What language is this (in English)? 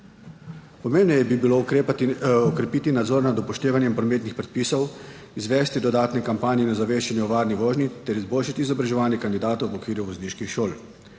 Slovenian